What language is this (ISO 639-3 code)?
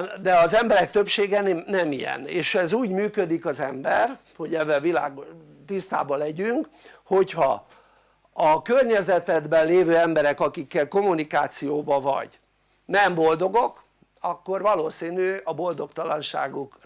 hun